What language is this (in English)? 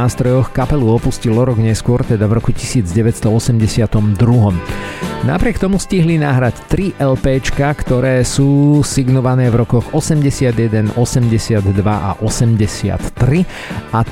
Slovak